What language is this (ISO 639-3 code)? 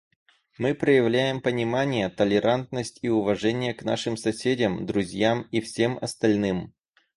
rus